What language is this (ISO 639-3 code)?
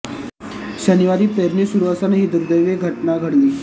mar